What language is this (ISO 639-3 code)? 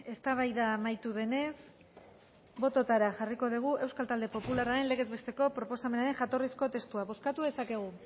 eus